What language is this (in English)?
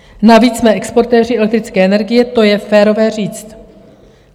Czech